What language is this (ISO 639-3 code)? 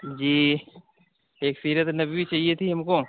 urd